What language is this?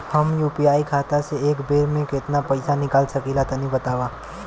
Bhojpuri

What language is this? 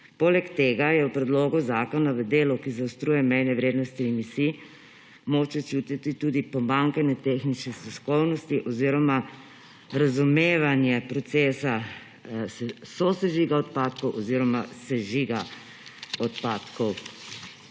Slovenian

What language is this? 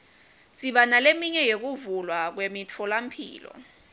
Swati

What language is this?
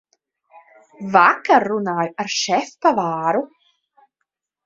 Latvian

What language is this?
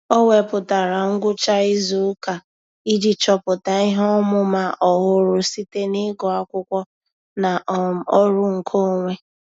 Igbo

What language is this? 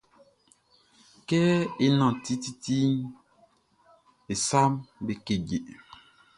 Baoulé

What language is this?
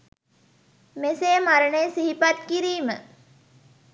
Sinhala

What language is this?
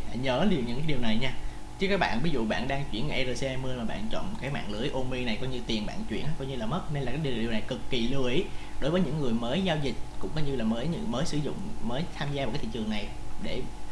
Vietnamese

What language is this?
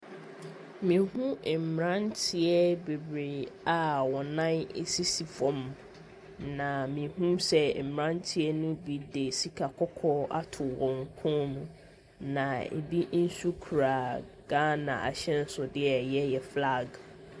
Akan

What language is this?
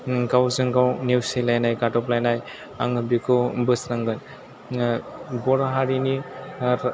Bodo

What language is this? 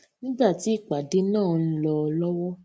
Yoruba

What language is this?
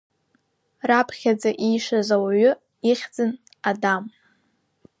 Abkhazian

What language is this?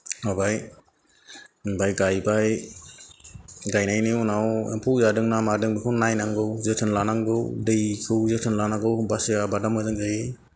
Bodo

